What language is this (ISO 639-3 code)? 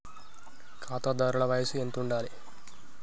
tel